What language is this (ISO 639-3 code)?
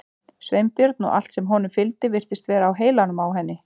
isl